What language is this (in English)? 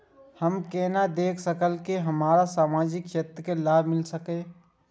Maithili